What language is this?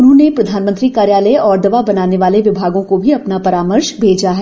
Hindi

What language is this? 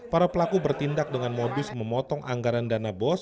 Indonesian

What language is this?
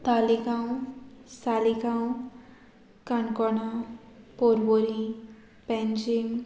Konkani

